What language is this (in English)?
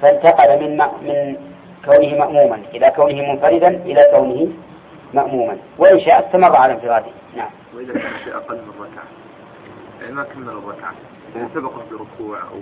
Arabic